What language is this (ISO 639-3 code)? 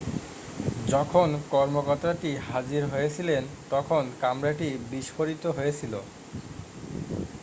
ben